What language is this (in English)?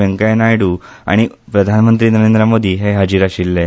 Konkani